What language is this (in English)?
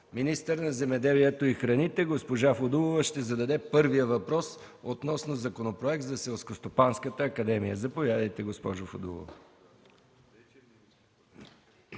Bulgarian